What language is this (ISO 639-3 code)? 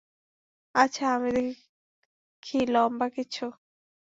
ben